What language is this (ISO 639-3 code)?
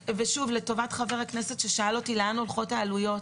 heb